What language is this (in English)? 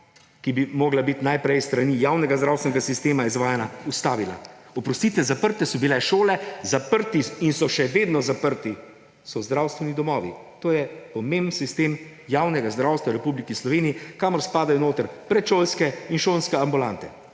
Slovenian